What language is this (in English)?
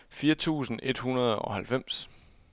Danish